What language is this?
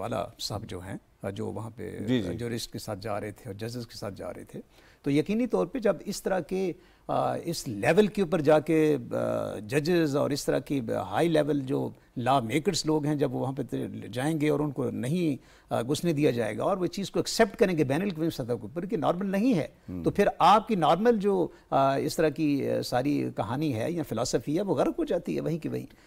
Hindi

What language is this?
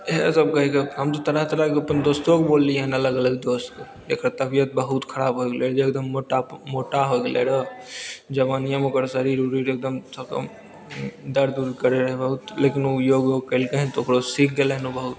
Maithili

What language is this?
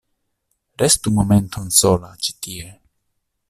Esperanto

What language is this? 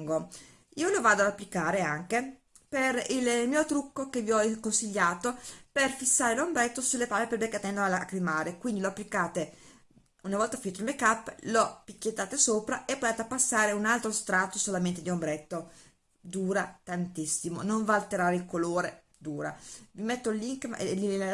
Italian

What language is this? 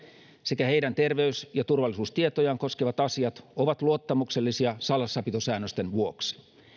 Finnish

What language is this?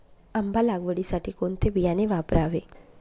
Marathi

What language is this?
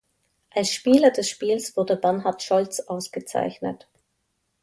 German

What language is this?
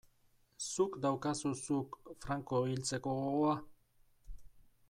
Basque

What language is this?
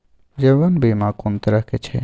Maithili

